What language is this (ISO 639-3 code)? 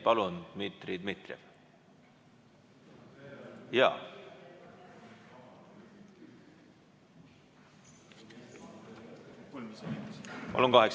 est